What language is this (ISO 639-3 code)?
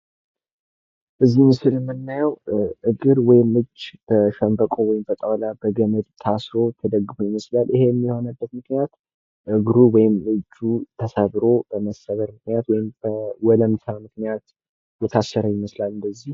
amh